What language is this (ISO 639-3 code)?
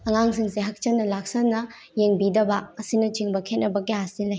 mni